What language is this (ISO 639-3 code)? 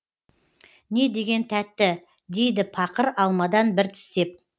kaz